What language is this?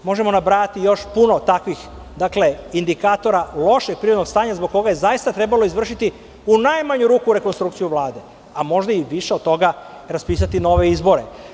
Serbian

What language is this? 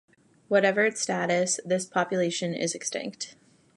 English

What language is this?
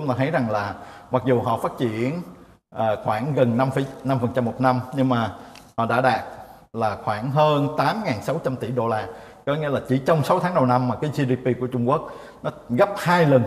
Vietnamese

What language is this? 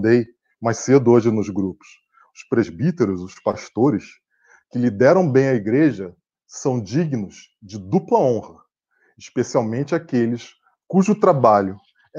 Portuguese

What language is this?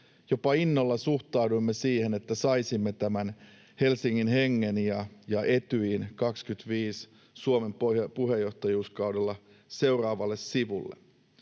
Finnish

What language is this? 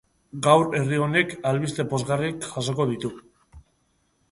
Basque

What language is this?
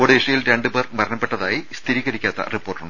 Malayalam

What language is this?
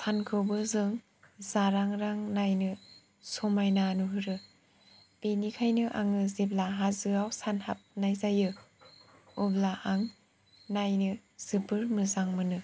Bodo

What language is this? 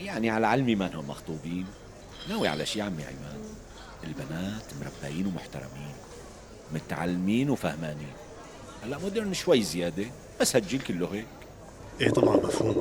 Arabic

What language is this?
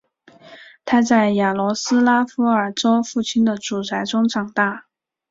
Chinese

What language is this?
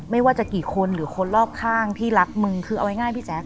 Thai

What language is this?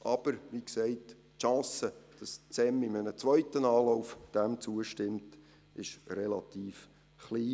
Swiss German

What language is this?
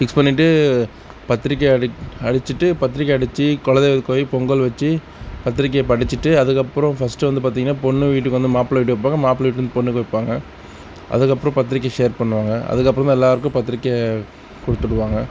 Tamil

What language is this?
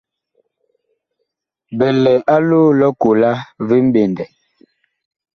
Bakoko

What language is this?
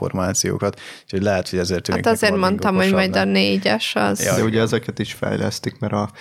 Hungarian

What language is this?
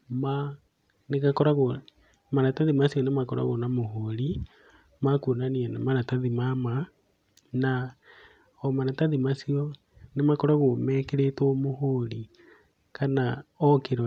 Kikuyu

